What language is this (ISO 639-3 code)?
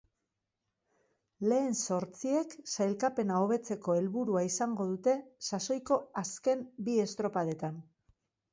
eus